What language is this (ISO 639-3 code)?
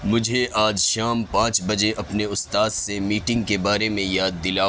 urd